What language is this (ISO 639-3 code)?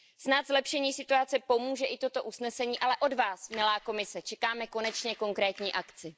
ces